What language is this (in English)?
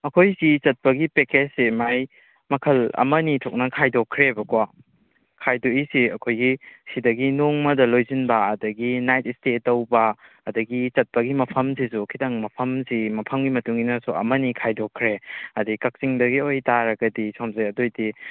Manipuri